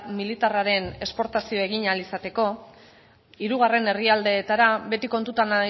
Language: Basque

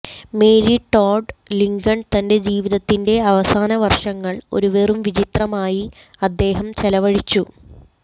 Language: Malayalam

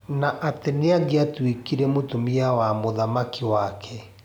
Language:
Kikuyu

